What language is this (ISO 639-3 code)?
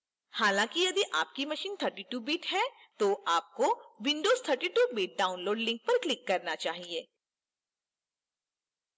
hin